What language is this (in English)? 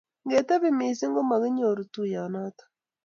Kalenjin